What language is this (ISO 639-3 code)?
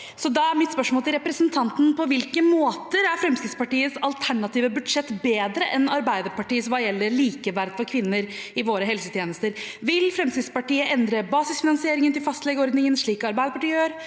nor